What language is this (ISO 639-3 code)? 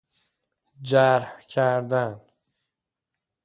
fas